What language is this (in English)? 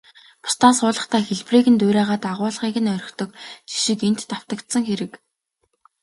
Mongolian